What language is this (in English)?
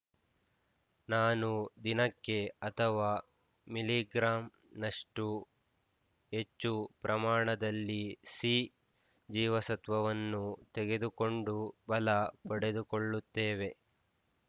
Kannada